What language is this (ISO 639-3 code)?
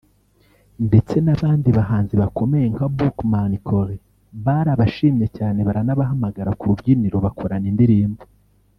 kin